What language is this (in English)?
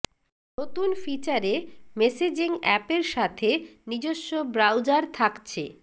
Bangla